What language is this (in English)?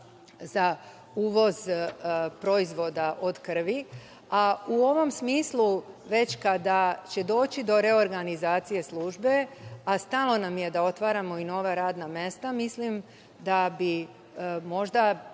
Serbian